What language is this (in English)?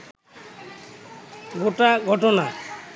Bangla